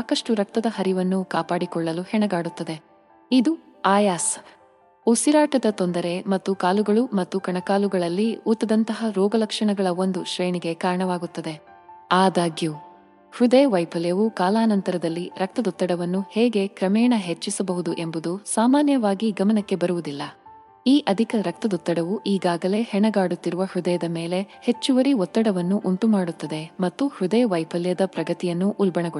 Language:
Kannada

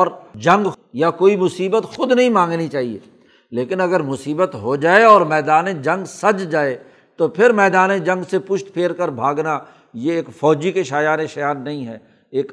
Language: Urdu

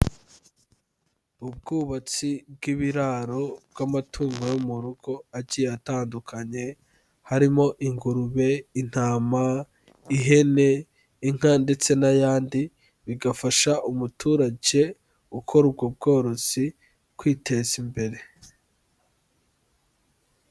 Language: Kinyarwanda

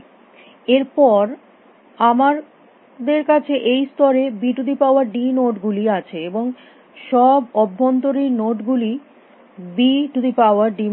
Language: Bangla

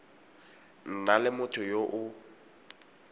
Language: Tswana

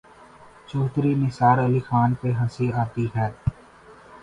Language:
Urdu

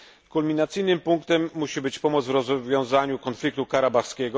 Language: Polish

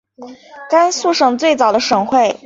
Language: Chinese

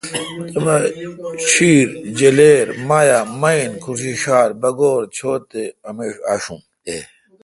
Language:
Kalkoti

